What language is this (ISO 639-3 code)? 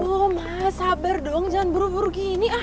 ind